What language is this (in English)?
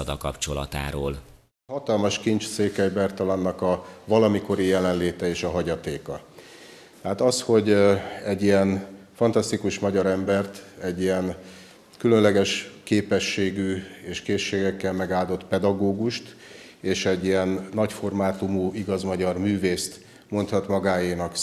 Hungarian